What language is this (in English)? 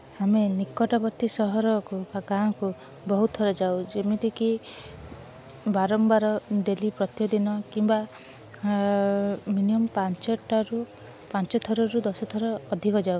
Odia